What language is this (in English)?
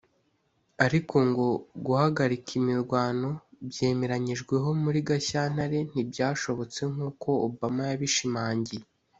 Kinyarwanda